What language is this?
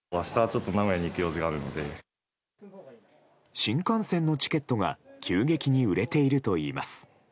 Japanese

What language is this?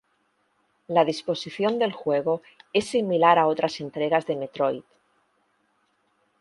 Spanish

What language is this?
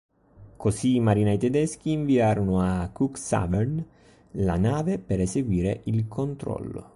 Italian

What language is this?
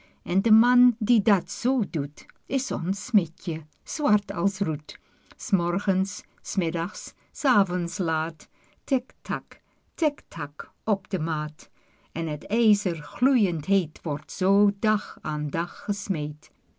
Dutch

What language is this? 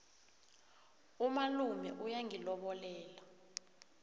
South Ndebele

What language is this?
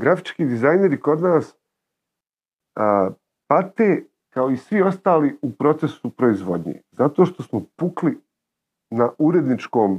Croatian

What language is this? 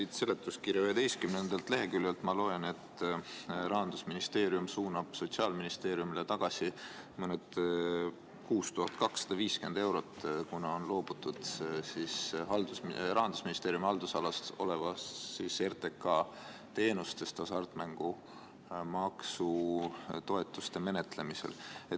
Estonian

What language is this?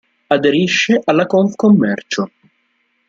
Italian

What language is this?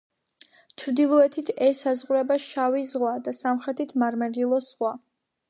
Georgian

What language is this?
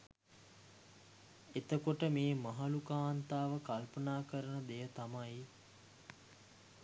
Sinhala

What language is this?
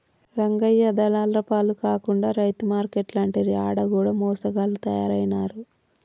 Telugu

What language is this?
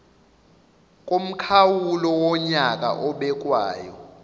Zulu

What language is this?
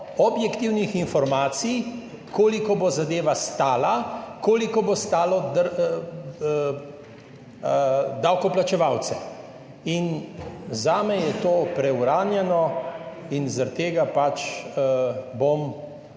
Slovenian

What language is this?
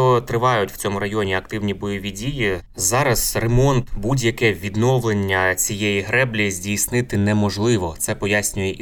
Ukrainian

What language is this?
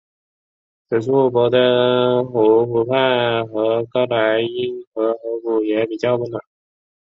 Chinese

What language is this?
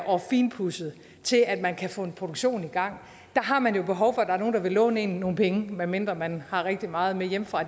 Danish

